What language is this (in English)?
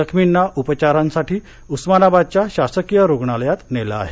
Marathi